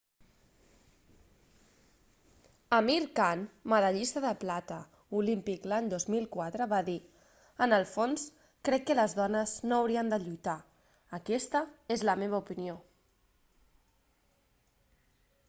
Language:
Catalan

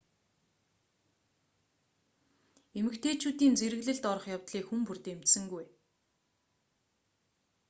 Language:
Mongolian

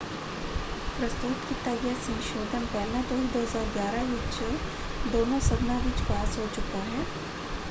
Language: Punjabi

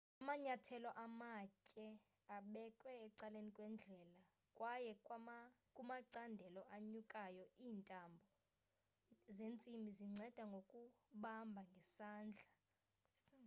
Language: Xhosa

